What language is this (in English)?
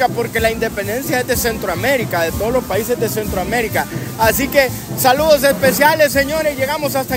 Spanish